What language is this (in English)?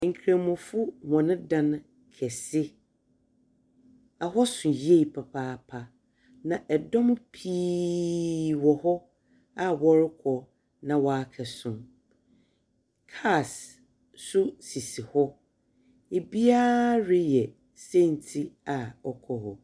Akan